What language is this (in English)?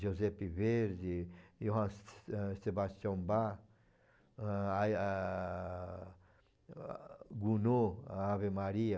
Portuguese